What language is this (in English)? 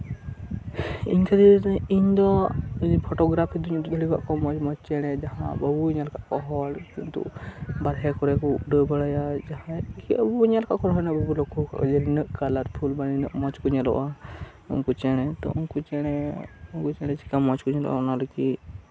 Santali